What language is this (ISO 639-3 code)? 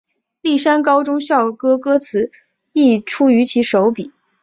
zho